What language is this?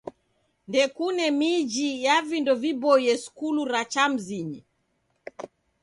Taita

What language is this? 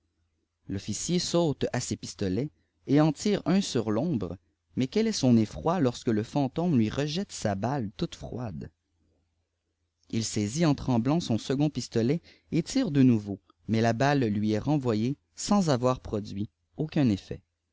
French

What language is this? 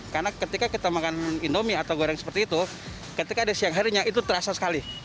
Indonesian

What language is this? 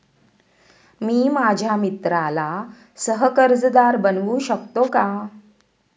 Marathi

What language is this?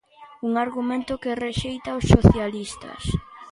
Galician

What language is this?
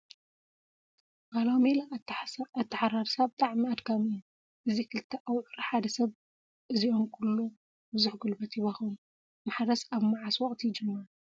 Tigrinya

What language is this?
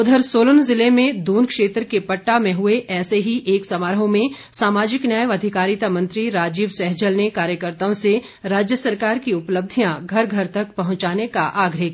Hindi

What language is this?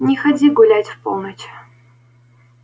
Russian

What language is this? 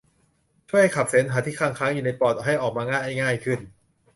Thai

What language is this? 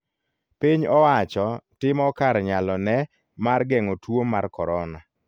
Luo (Kenya and Tanzania)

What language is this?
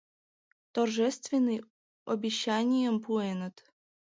Mari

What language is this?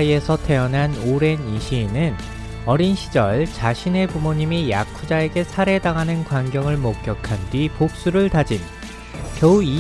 Korean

